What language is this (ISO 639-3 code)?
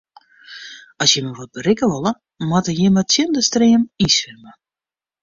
fry